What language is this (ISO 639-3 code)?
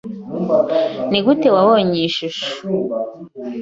kin